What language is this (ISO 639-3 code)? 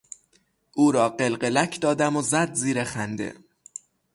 fas